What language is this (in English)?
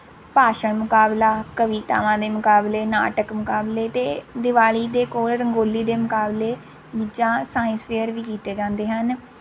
Punjabi